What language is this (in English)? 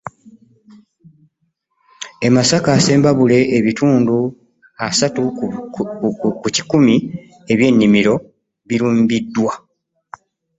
Ganda